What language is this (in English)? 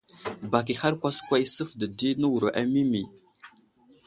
Wuzlam